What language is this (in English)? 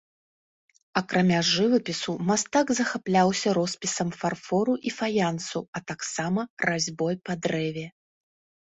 Belarusian